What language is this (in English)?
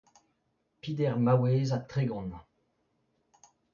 Breton